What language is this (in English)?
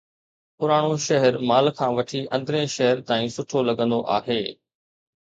Sindhi